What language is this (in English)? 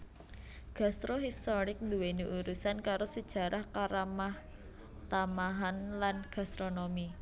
Javanese